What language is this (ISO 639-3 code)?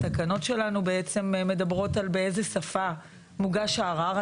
heb